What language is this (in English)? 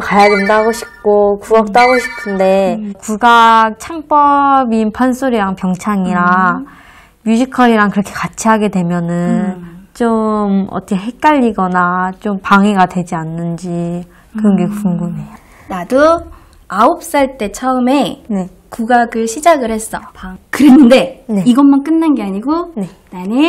Korean